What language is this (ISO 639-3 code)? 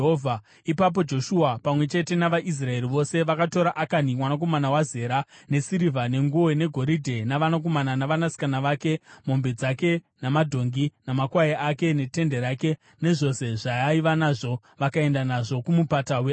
sna